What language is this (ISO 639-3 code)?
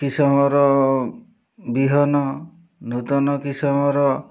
ori